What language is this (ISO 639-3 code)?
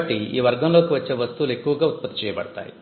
tel